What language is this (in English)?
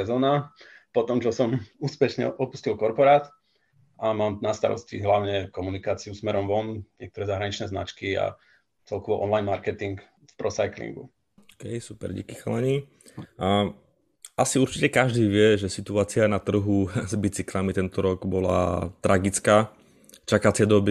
Slovak